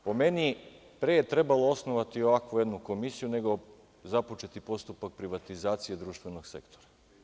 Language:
Serbian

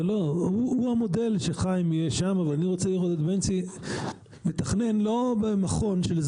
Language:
Hebrew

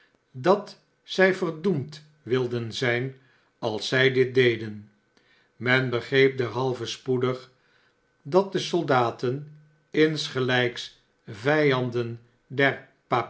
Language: Dutch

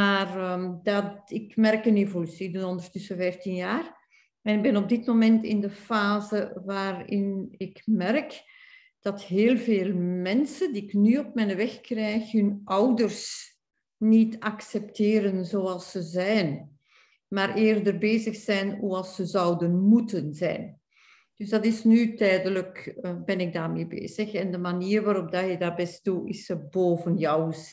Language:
Dutch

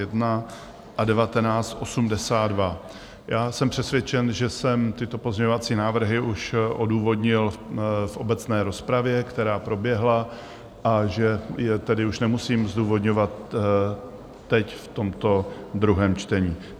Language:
Czech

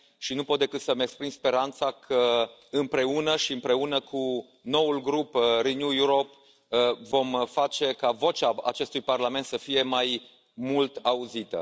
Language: Romanian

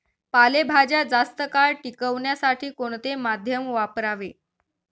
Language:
Marathi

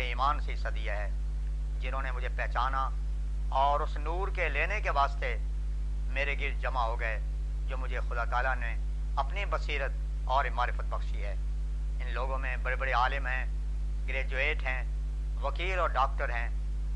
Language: Urdu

